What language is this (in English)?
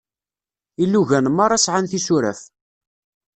Kabyle